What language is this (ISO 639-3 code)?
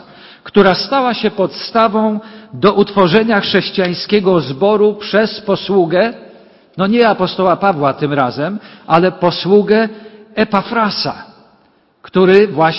pol